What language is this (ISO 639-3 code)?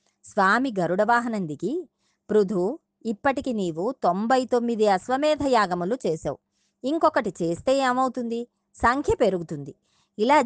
tel